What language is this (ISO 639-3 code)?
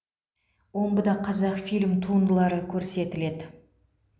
kaz